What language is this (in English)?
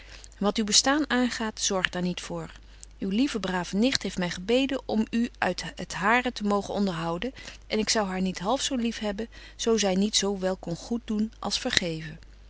Dutch